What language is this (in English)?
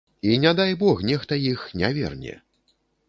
Belarusian